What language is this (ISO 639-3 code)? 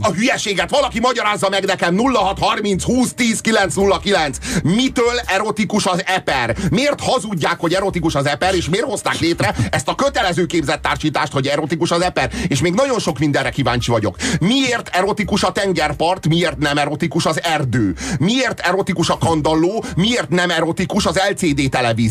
hun